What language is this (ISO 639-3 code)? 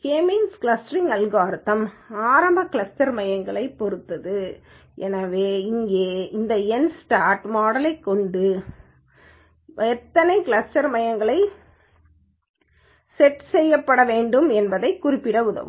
tam